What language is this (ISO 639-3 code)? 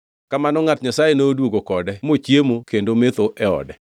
luo